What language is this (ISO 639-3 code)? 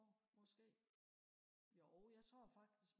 dan